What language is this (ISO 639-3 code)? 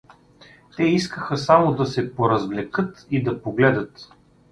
bul